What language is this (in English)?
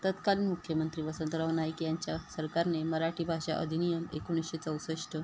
Marathi